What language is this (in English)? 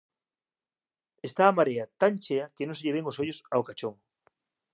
Galician